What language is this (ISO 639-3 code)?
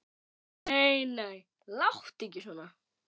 isl